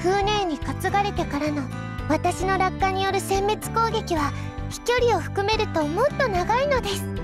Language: Japanese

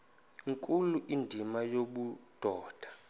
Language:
Xhosa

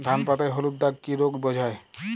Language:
Bangla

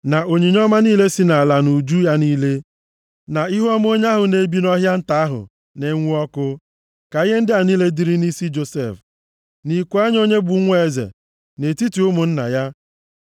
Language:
Igbo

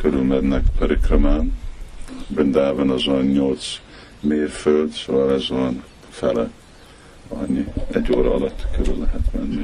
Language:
Hungarian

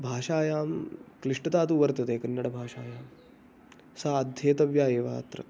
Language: Sanskrit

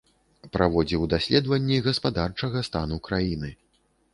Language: Belarusian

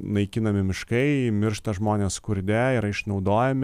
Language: Lithuanian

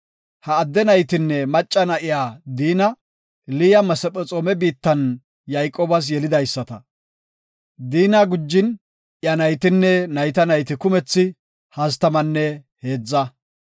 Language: Gofa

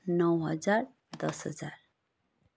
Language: Nepali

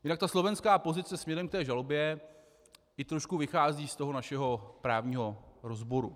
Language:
Czech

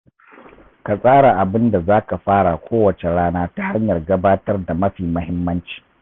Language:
Hausa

